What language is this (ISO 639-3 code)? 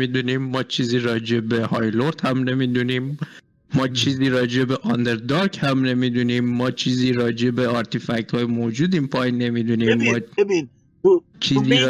fas